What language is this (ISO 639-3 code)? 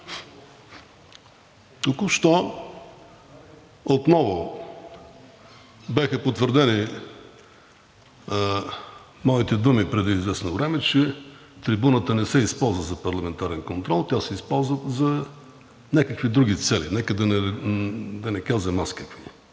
bul